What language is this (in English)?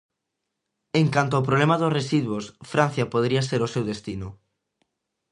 Galician